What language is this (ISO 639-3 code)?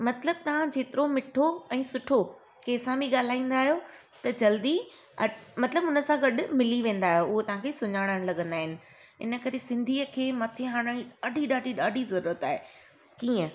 snd